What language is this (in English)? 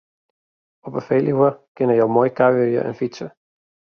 Western Frisian